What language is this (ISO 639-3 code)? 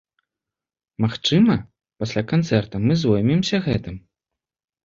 bel